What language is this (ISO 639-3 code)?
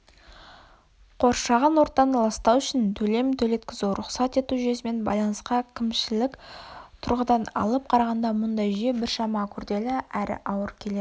kaz